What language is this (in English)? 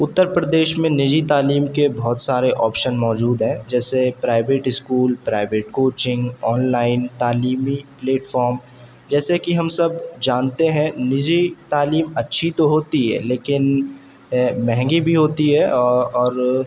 Urdu